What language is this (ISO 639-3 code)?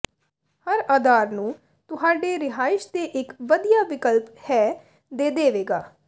pan